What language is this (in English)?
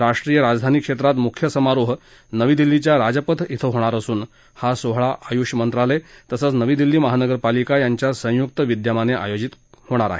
Marathi